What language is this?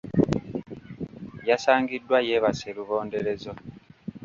Ganda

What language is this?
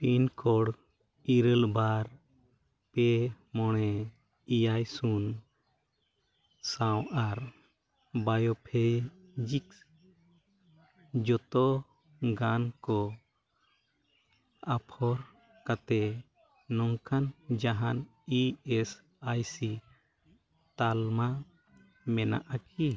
Santali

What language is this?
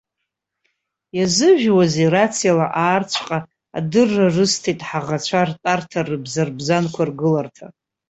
Abkhazian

